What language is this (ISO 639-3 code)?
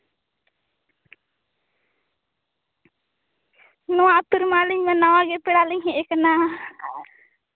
sat